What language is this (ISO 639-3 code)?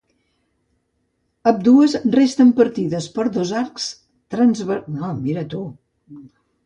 cat